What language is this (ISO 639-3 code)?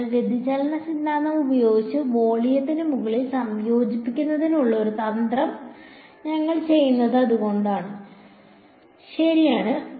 mal